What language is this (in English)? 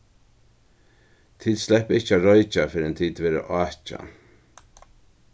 Faroese